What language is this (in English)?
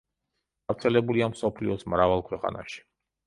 Georgian